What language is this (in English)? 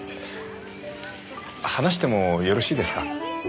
Japanese